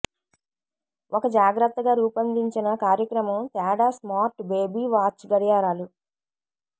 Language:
Telugu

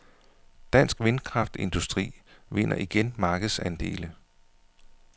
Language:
Danish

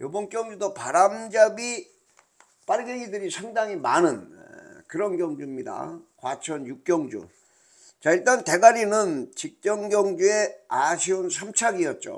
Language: Korean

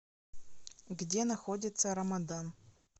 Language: Russian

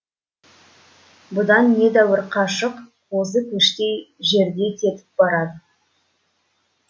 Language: Kazakh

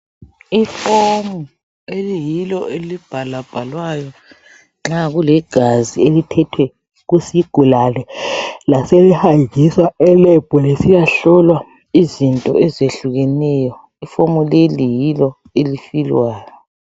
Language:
North Ndebele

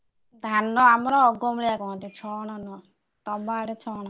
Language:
Odia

